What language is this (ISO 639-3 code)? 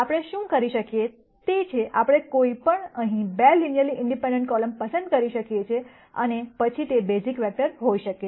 guj